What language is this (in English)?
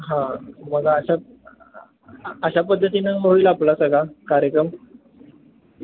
Marathi